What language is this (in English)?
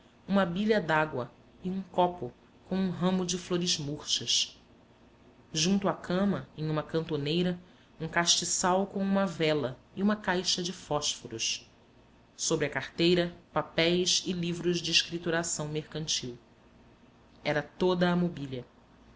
Portuguese